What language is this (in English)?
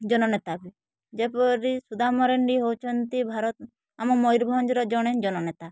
Odia